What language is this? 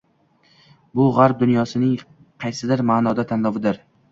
Uzbek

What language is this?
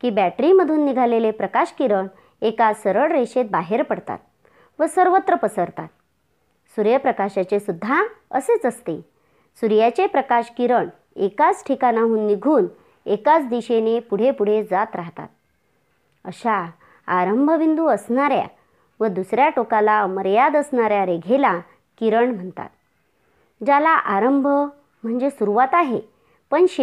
Marathi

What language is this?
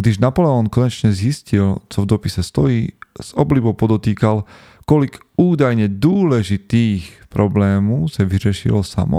Slovak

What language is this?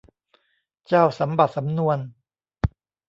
Thai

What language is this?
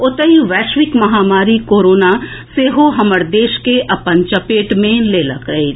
Maithili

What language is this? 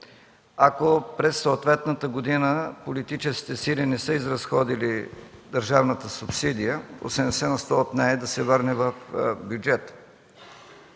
Bulgarian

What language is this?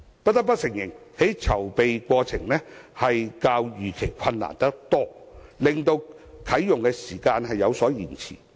Cantonese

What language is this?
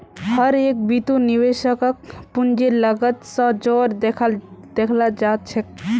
Magahi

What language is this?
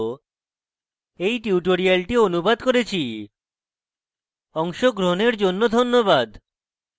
Bangla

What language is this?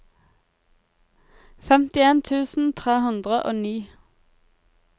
Norwegian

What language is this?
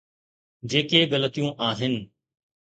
Sindhi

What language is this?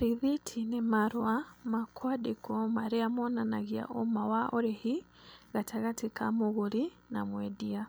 Kikuyu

